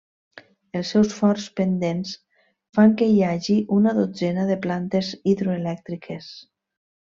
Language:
Catalan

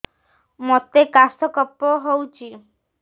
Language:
Odia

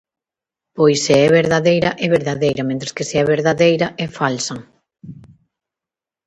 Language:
Galician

